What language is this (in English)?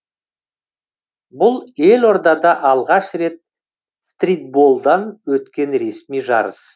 Kazakh